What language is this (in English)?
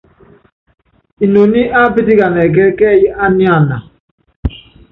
Yangben